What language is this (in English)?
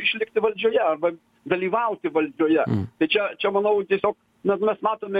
Lithuanian